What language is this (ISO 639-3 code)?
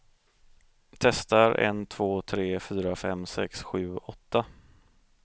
swe